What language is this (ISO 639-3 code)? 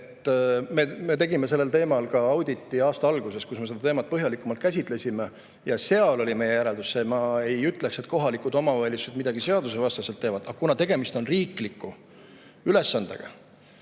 est